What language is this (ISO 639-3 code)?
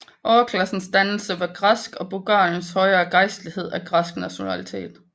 dan